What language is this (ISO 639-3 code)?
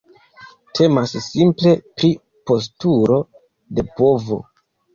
epo